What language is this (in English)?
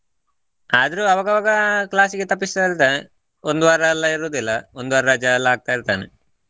Kannada